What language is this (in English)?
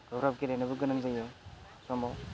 Bodo